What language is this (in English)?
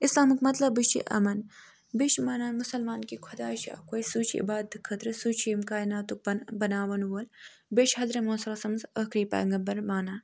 Kashmiri